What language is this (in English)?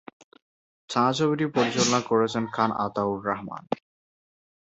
Bangla